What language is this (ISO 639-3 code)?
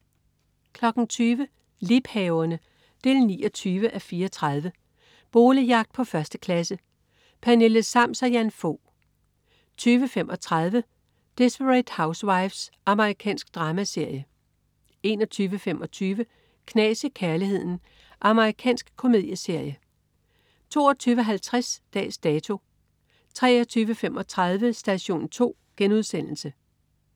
dan